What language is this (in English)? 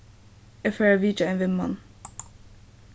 Faroese